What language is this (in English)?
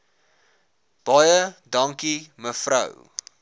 Afrikaans